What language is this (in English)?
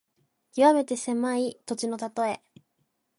Japanese